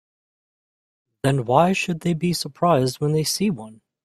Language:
English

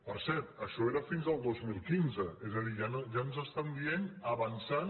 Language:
Catalan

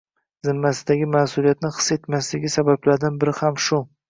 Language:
Uzbek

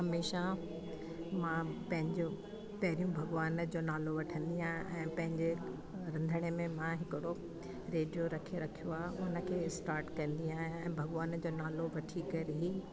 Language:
Sindhi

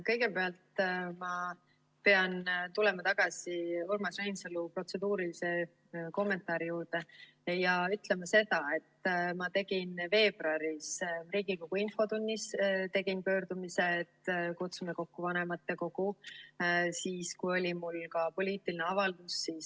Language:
Estonian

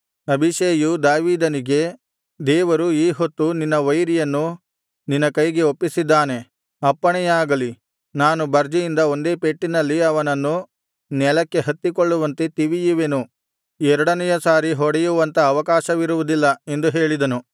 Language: Kannada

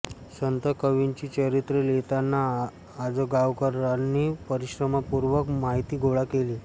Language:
Marathi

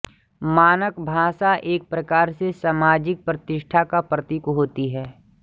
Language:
Hindi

